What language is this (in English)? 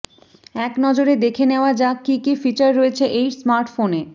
Bangla